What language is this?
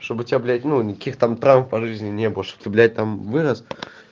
Russian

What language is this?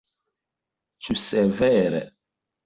Esperanto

